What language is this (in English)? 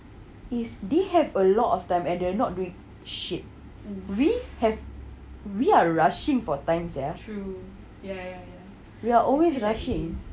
English